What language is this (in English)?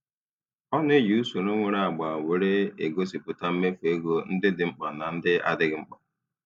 Igbo